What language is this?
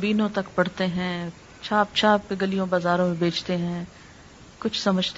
Urdu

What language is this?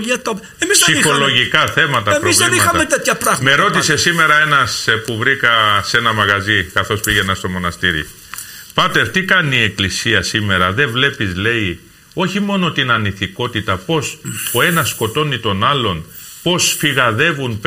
Greek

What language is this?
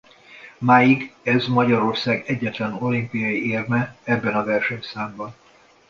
Hungarian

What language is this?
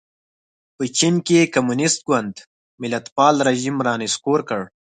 Pashto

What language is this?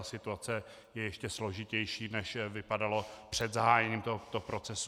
Czech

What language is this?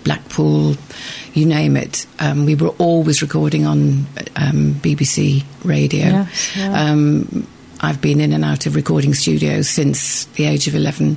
English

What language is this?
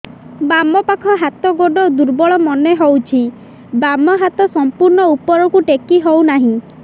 Odia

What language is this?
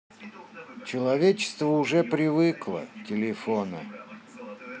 Russian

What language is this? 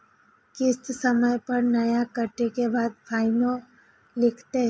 Maithili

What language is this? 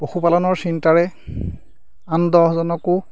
Assamese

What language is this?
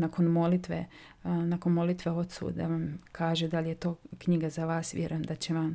Croatian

